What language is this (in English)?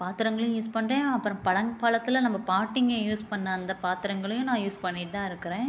Tamil